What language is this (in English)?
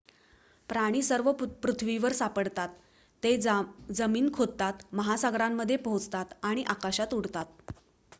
Marathi